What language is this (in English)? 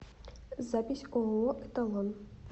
Russian